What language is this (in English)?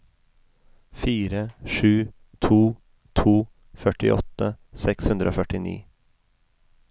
Norwegian